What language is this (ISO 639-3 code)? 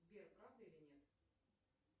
rus